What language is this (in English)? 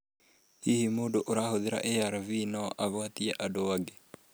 Kikuyu